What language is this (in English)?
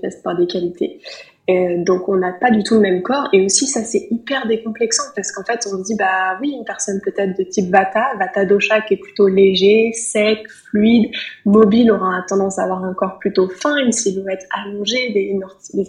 French